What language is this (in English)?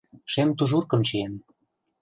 Mari